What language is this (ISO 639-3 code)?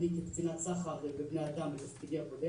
heb